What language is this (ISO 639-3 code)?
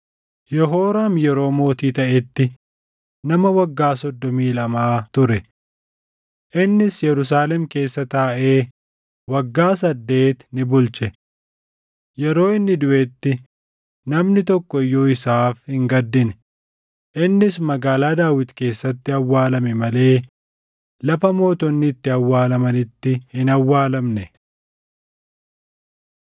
orm